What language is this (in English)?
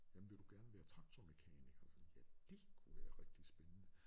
Danish